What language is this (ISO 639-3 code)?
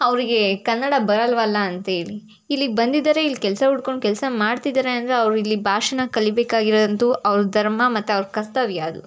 kan